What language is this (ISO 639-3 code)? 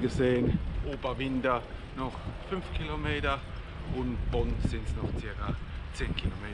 deu